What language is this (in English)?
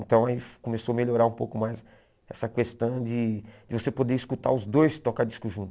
Portuguese